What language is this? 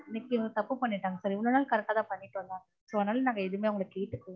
Tamil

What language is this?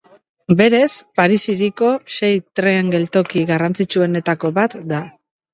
Basque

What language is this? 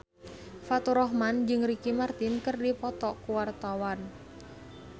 Sundanese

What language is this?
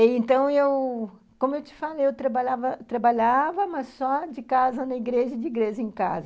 Portuguese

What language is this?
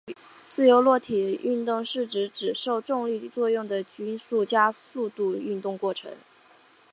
Chinese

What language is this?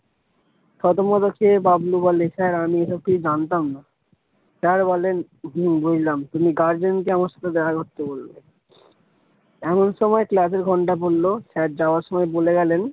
Bangla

